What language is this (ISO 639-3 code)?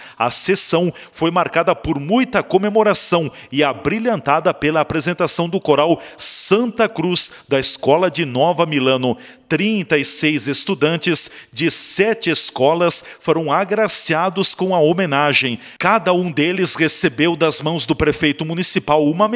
por